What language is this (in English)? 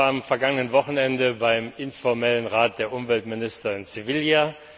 German